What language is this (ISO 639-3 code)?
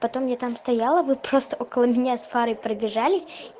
rus